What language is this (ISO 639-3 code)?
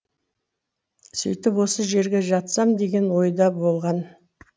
kaz